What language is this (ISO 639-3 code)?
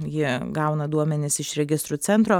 lit